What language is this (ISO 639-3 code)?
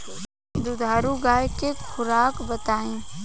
bho